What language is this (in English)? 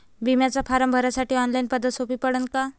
Marathi